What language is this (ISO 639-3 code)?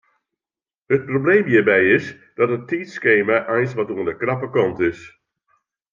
fry